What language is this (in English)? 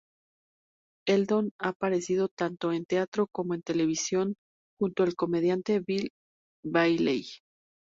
Spanish